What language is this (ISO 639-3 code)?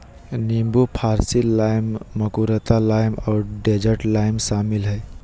mag